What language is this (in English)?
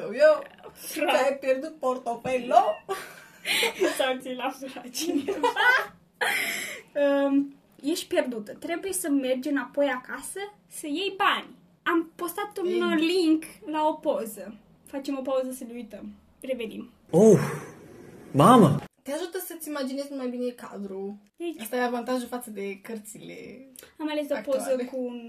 Romanian